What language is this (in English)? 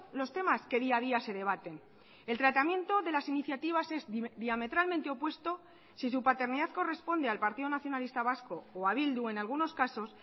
Spanish